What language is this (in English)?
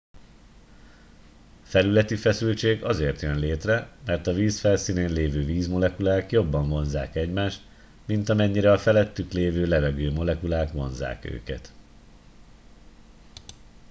Hungarian